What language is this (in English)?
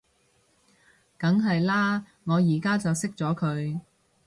Cantonese